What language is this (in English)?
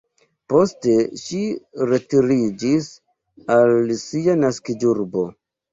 Esperanto